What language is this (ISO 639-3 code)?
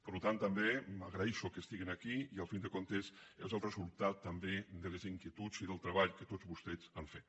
cat